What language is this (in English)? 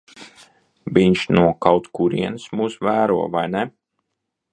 Latvian